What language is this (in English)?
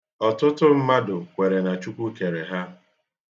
Igbo